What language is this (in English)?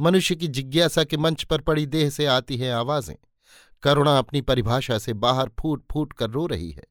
Hindi